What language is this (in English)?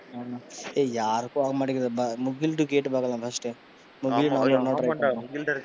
Tamil